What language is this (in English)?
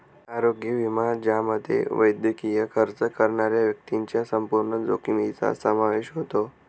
Marathi